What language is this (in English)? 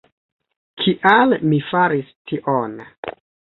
Esperanto